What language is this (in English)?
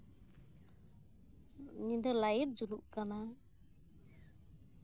Santali